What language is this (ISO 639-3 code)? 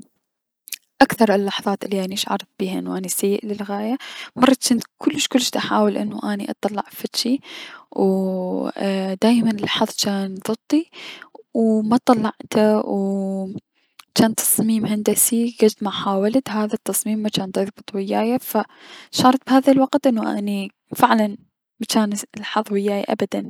acm